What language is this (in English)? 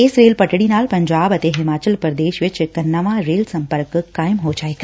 Punjabi